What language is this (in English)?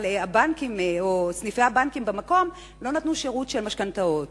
Hebrew